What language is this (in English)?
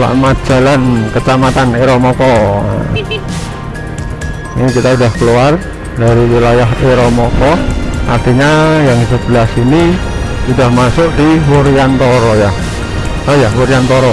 Indonesian